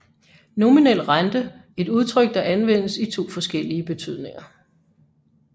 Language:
Danish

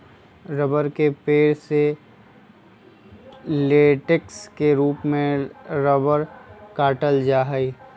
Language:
Magahi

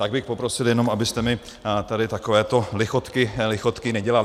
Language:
Czech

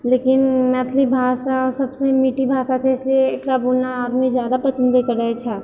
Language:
Maithili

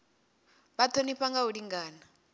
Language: Venda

